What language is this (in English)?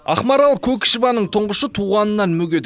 Kazakh